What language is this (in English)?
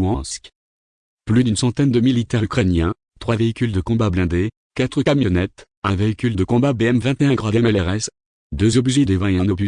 French